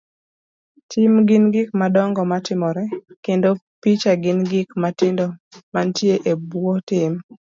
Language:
Luo (Kenya and Tanzania)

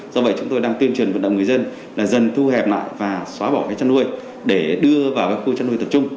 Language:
Vietnamese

